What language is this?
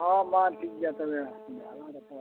Santali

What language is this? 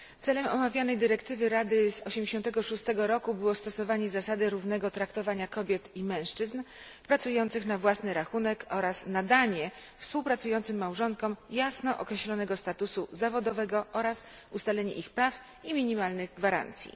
Polish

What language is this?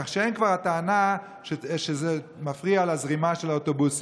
Hebrew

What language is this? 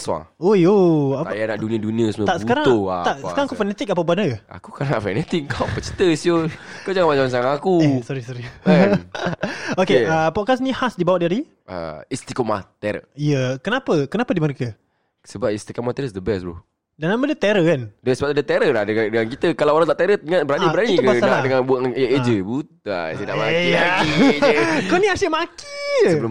Malay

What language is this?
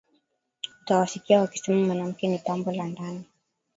Swahili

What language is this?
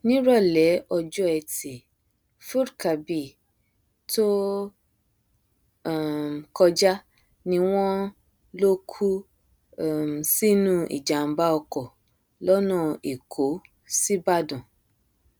Yoruba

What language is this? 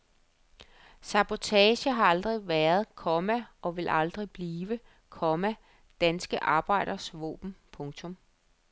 Danish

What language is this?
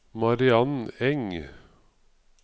Norwegian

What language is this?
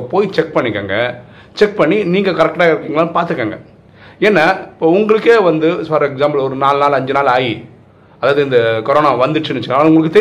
Tamil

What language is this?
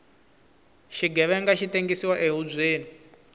Tsonga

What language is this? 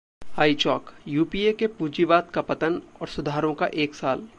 Hindi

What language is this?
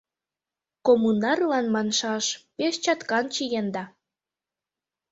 Mari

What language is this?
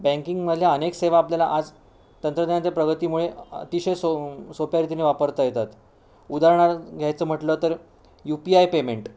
Marathi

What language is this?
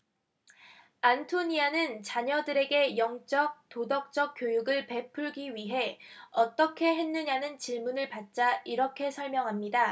Korean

